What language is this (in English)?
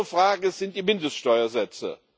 German